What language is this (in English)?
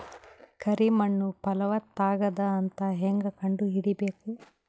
Kannada